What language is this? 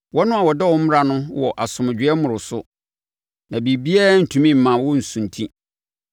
Akan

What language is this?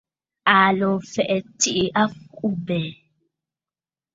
Bafut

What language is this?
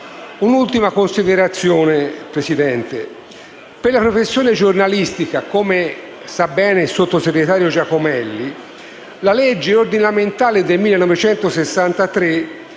Italian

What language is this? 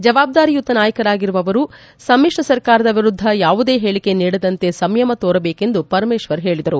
Kannada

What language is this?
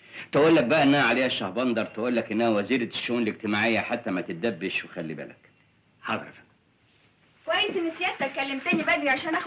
Arabic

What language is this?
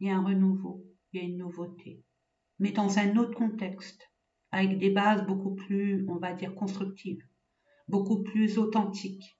French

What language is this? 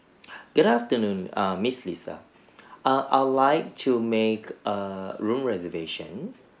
English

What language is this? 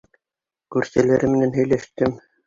Bashkir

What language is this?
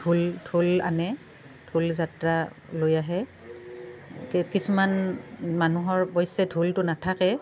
Assamese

